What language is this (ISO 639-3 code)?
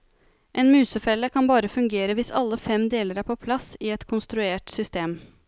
nor